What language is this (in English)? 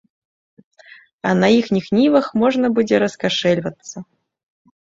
Belarusian